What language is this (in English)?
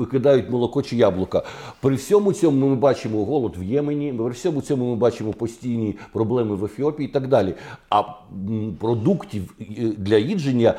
Ukrainian